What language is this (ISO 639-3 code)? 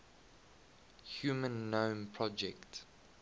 eng